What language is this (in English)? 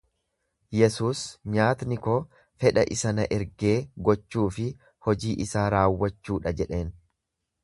Oromo